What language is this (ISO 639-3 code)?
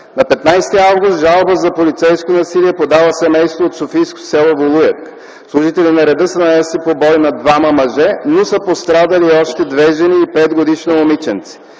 bul